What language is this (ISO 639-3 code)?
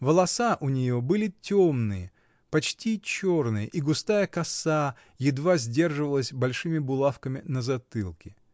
rus